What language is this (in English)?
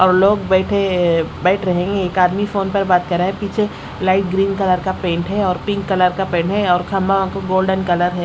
Hindi